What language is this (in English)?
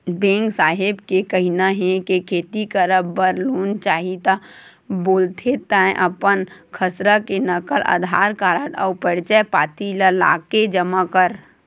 Chhattisgarhi